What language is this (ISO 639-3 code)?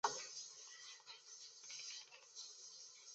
zho